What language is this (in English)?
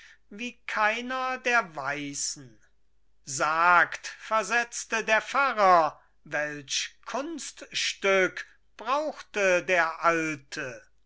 German